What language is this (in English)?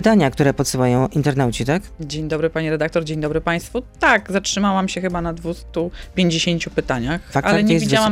Polish